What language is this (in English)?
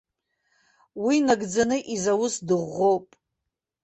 Abkhazian